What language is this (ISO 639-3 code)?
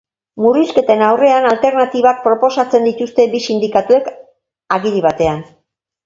eus